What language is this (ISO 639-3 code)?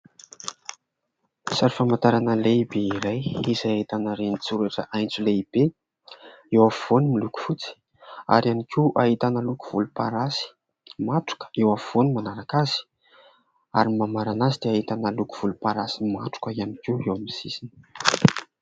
mlg